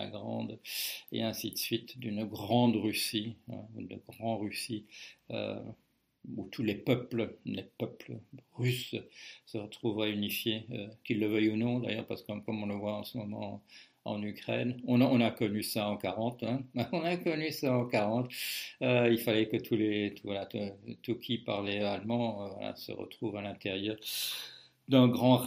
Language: French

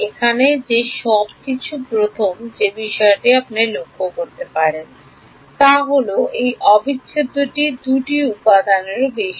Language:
Bangla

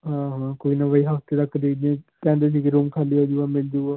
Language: Punjabi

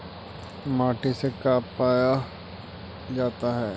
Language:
Magahi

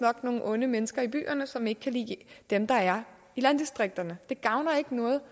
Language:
Danish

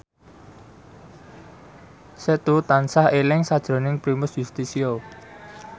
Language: Javanese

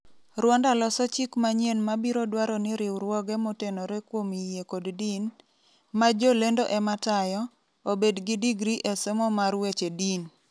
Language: Luo (Kenya and Tanzania)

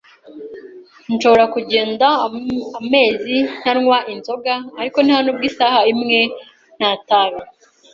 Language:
Kinyarwanda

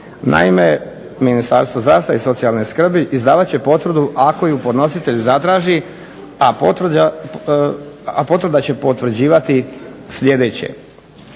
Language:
Croatian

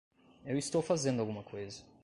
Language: Portuguese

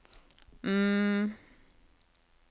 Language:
Norwegian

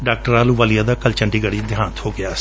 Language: Punjabi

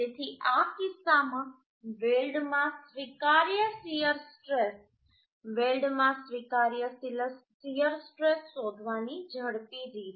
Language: Gujarati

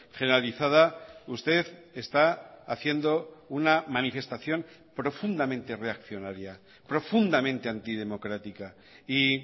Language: Spanish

